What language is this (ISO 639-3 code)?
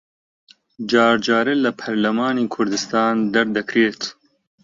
ckb